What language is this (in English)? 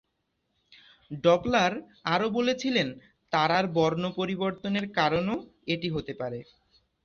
Bangla